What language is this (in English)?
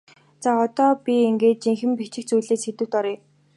Mongolian